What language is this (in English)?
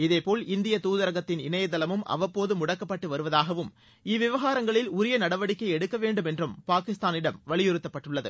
Tamil